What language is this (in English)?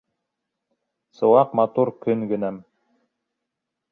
Bashkir